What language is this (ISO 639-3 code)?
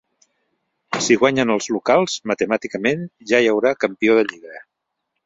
cat